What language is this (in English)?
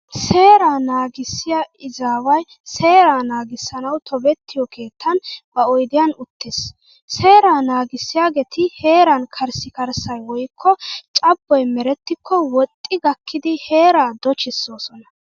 Wolaytta